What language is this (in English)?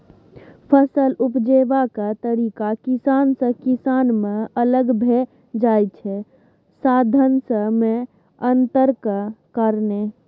Maithili